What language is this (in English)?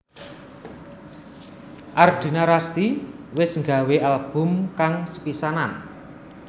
Javanese